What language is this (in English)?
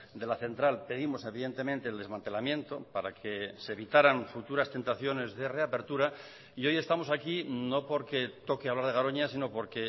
Spanish